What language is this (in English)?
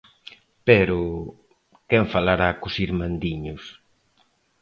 Galician